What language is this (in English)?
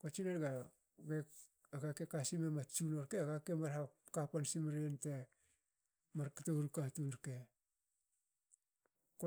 Hakö